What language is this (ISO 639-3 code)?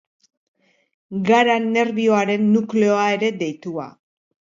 eus